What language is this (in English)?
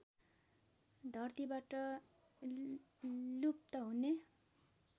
Nepali